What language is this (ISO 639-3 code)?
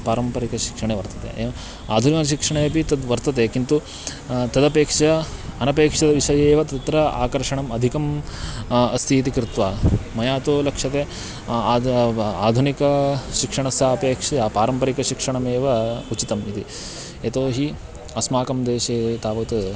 san